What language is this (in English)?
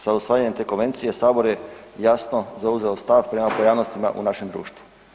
Croatian